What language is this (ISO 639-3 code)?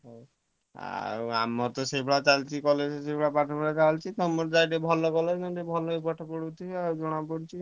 ori